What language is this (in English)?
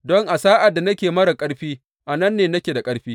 Hausa